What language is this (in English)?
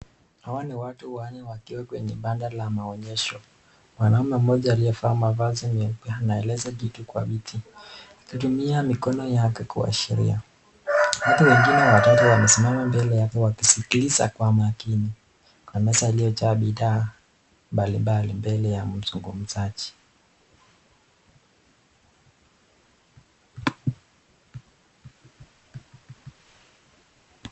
Swahili